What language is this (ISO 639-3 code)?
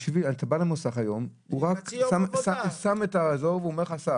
heb